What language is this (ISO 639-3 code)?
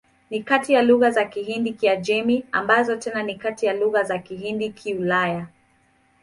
swa